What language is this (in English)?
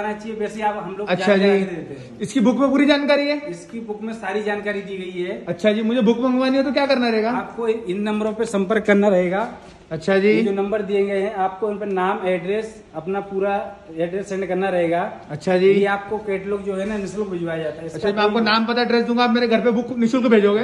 Hindi